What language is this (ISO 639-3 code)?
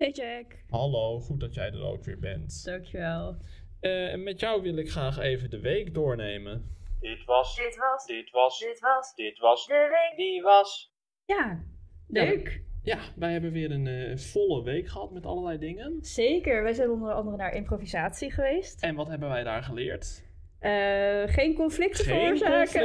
nld